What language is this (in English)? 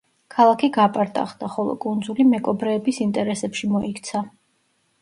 Georgian